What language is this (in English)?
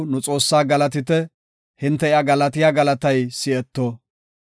Gofa